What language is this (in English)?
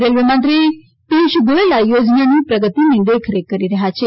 Gujarati